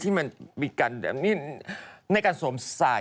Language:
Thai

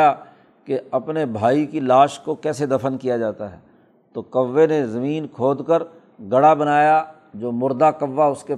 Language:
Urdu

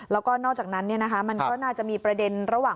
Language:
Thai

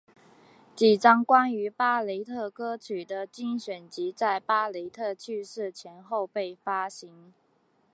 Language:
Chinese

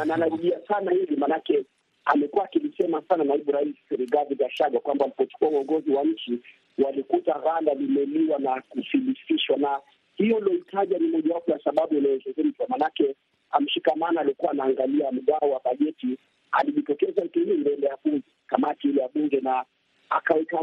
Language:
Swahili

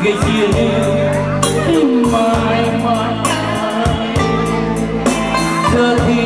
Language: Vietnamese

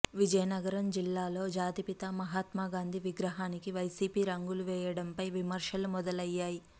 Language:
Telugu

